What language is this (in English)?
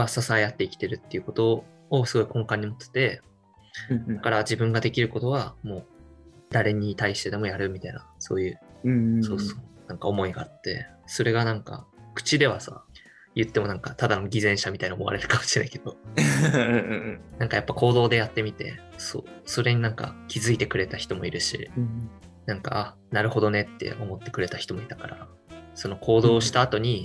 Japanese